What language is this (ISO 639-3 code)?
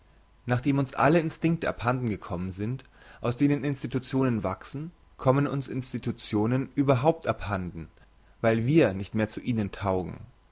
deu